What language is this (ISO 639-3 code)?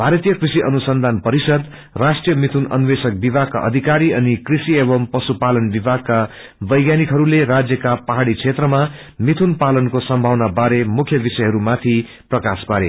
nep